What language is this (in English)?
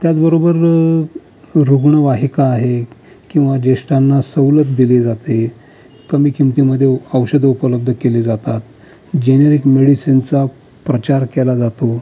Marathi